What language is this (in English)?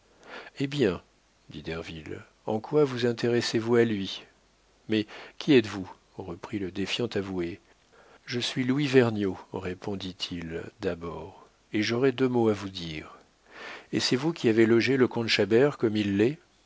French